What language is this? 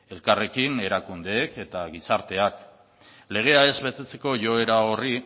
Basque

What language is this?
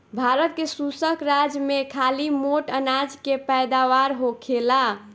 Bhojpuri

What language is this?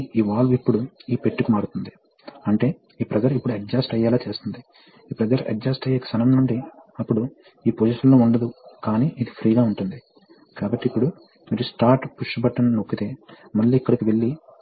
Telugu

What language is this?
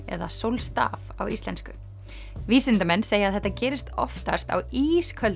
Icelandic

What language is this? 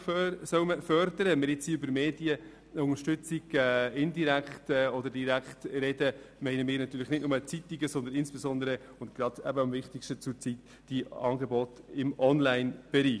Swiss German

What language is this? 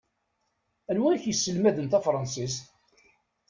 Kabyle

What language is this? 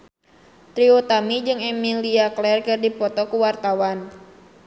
Sundanese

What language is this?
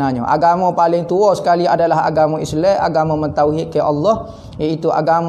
Malay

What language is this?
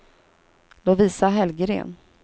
Swedish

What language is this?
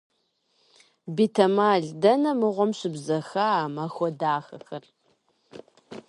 Kabardian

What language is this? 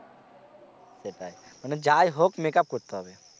Bangla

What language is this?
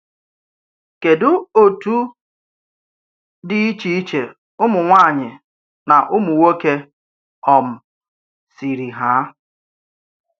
Igbo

